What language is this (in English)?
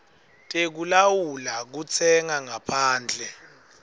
Swati